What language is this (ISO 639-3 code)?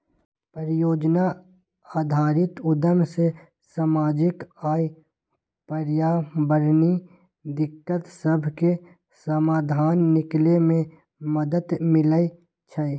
mag